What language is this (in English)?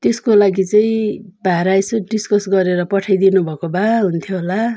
Nepali